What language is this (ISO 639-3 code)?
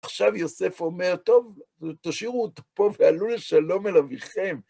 heb